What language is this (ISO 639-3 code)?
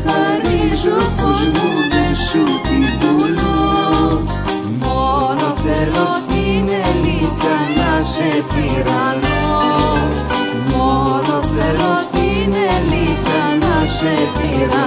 ell